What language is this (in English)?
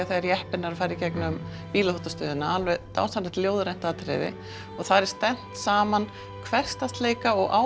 Icelandic